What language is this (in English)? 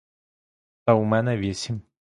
Ukrainian